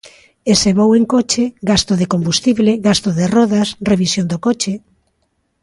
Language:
Galician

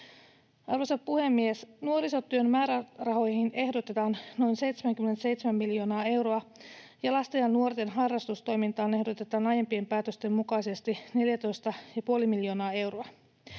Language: Finnish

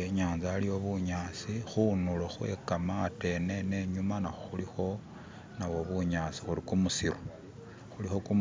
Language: Masaaba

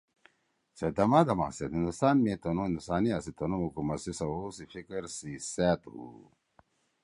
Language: Torwali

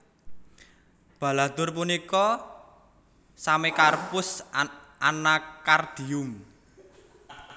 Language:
Javanese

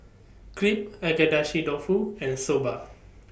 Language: English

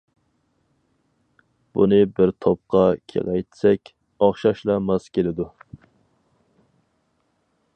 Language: Uyghur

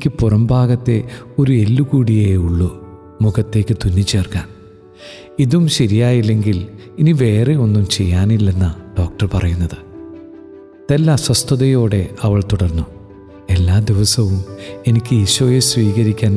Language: Malayalam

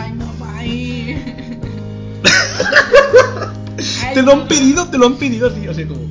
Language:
Spanish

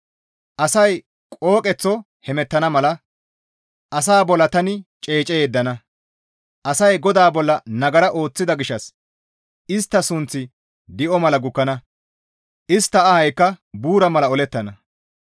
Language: Gamo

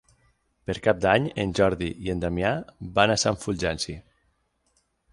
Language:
Catalan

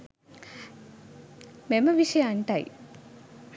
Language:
Sinhala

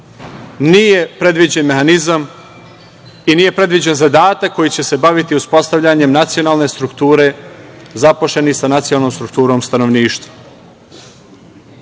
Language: Serbian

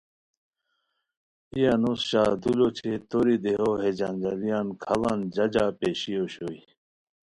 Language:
Khowar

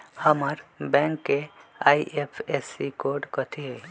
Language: Magahi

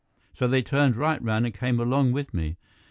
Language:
English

